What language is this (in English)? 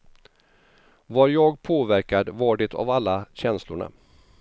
Swedish